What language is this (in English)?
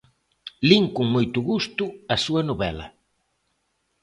Galician